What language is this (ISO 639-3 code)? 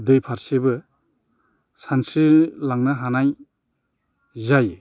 brx